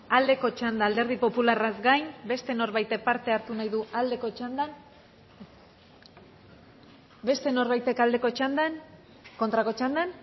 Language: Basque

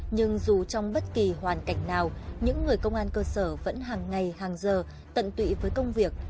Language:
Vietnamese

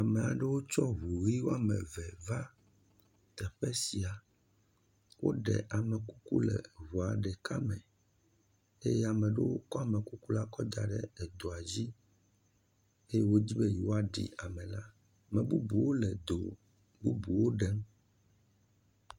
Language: Ewe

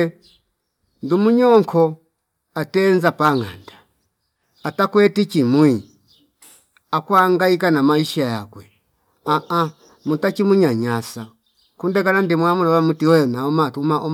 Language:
Fipa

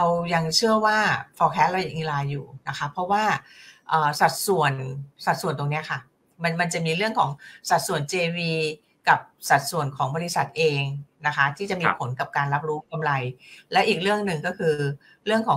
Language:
Thai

